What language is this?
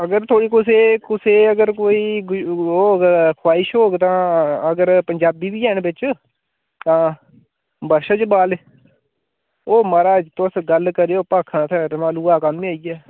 Dogri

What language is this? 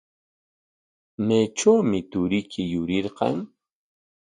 Corongo Ancash Quechua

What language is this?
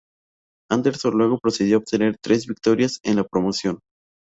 Spanish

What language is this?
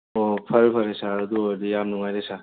Manipuri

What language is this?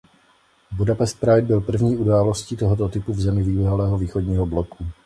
Czech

